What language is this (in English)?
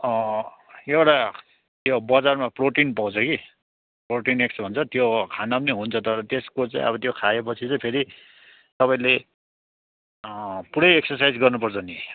Nepali